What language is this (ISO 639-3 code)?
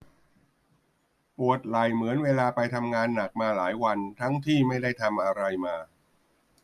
tha